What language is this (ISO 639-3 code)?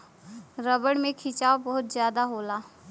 bho